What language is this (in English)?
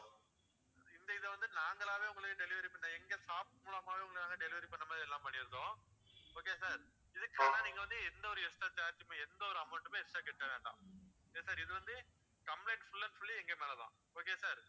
Tamil